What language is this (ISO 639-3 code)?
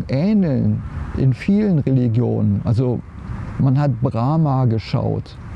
deu